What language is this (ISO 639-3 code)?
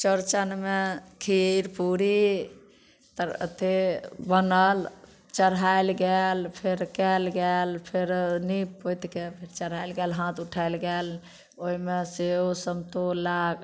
mai